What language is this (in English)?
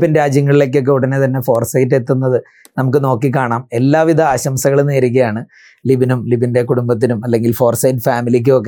Malayalam